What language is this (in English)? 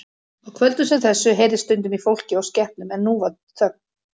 Icelandic